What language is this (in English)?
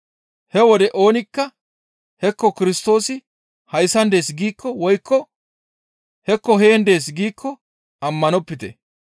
Gamo